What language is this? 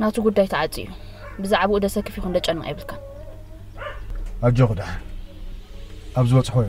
Arabic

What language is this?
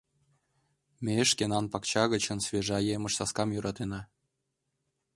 Mari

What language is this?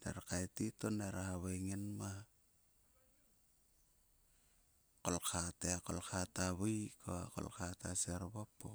Sulka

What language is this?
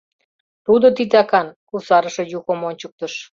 Mari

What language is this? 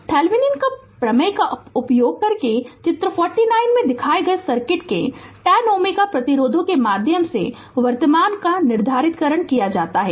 Hindi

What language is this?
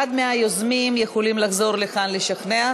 Hebrew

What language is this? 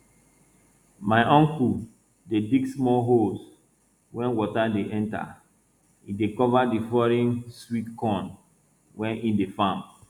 Nigerian Pidgin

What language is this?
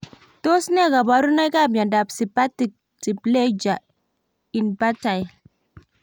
Kalenjin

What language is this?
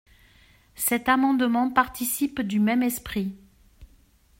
French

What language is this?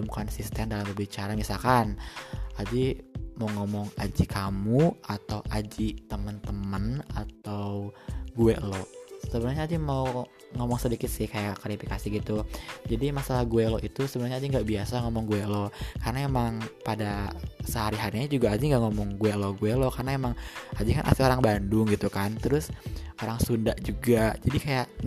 Indonesian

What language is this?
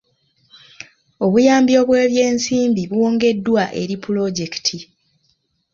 Ganda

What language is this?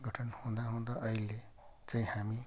Nepali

